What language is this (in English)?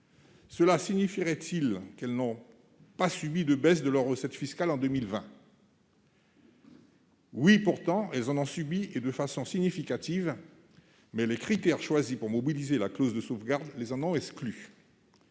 French